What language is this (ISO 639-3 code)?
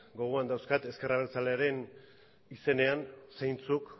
eus